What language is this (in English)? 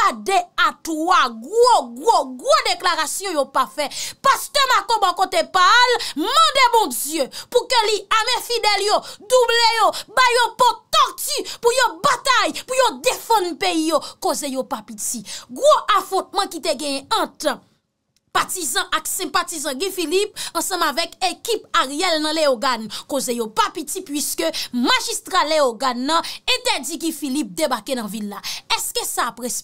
French